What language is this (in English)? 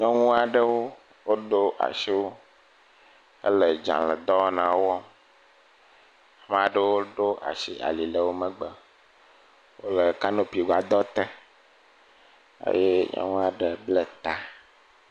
Ewe